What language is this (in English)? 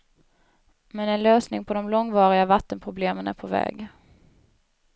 Swedish